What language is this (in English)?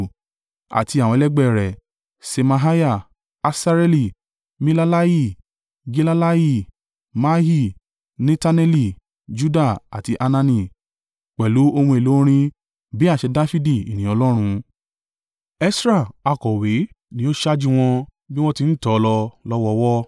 Yoruba